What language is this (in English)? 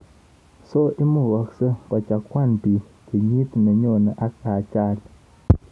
Kalenjin